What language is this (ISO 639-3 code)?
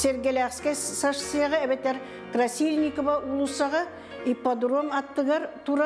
tur